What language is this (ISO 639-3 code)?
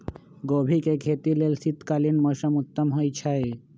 mag